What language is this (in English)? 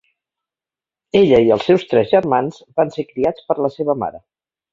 Catalan